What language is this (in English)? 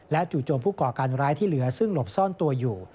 Thai